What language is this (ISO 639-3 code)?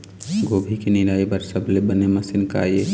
hne